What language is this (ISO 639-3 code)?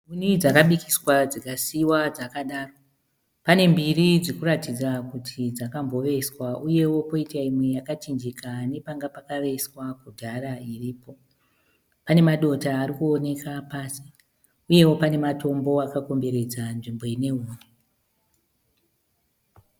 sna